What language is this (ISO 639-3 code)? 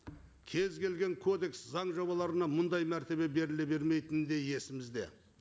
kaz